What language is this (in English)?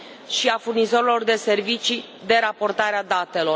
Romanian